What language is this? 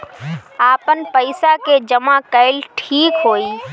Bhojpuri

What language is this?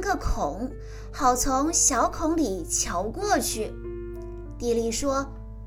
Chinese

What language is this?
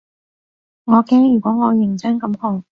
Cantonese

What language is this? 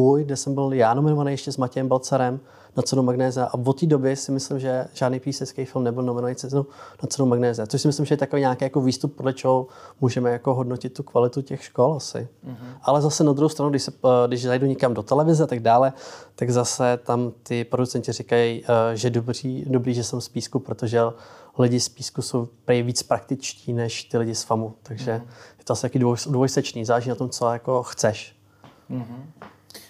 Czech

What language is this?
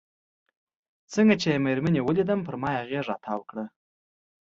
Pashto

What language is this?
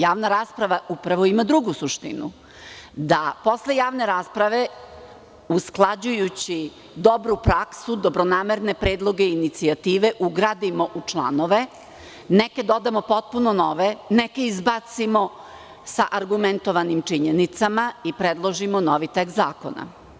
Serbian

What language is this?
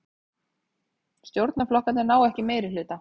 Icelandic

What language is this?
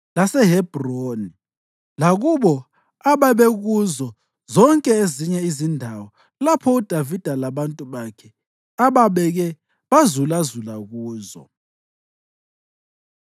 North Ndebele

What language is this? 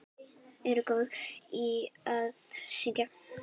Icelandic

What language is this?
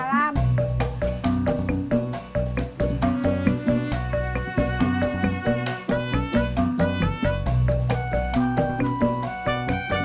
Indonesian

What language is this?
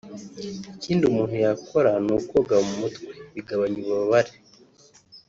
Kinyarwanda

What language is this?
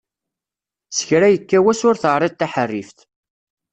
Kabyle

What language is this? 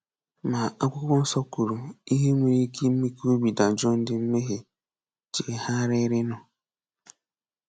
Igbo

